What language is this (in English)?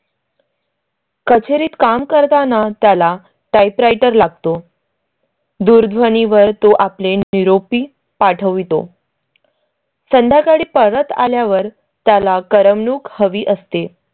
Marathi